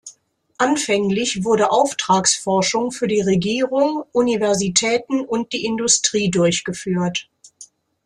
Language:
German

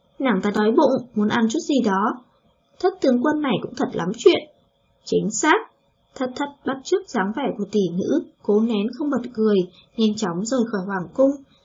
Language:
Vietnamese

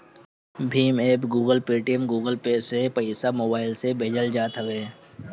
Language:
Bhojpuri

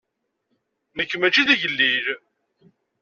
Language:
Kabyle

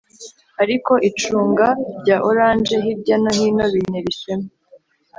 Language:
Kinyarwanda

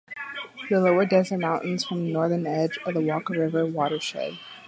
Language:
English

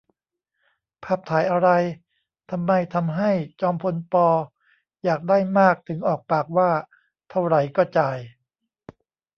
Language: Thai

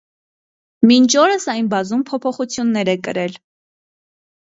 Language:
Armenian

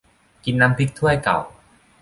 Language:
Thai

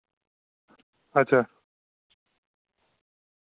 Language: Dogri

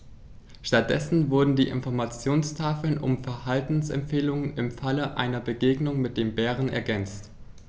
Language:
German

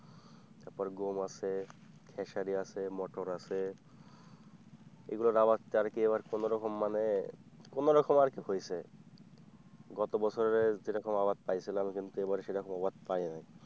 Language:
Bangla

